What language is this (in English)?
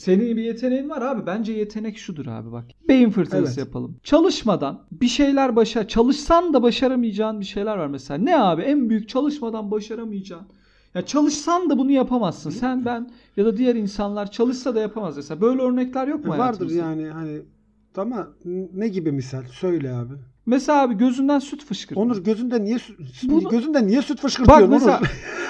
Turkish